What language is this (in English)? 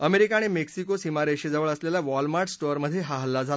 Marathi